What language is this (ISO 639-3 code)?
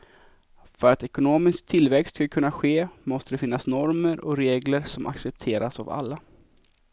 swe